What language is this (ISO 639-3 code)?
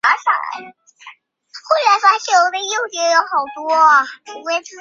zho